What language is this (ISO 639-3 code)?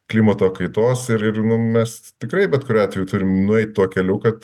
lit